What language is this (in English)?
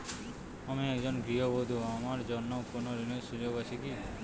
Bangla